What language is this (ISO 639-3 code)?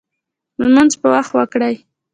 pus